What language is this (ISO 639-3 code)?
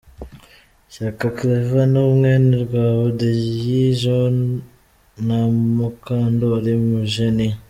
kin